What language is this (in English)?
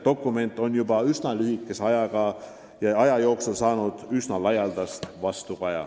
Estonian